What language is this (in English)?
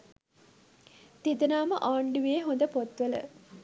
Sinhala